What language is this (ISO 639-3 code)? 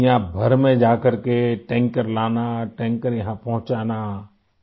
urd